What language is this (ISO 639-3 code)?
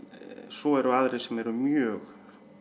isl